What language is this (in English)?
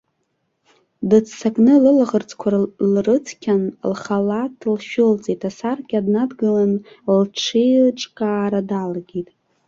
Abkhazian